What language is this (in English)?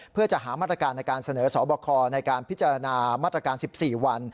Thai